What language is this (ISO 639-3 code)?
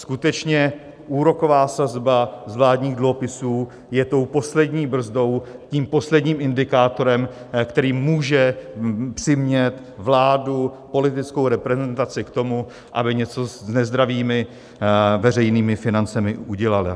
ces